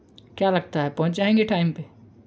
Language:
Hindi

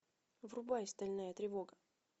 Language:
Russian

